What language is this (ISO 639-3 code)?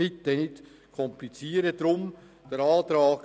gsw